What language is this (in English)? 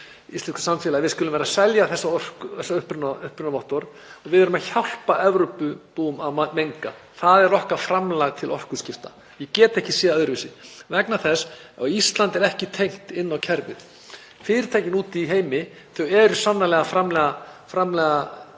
Icelandic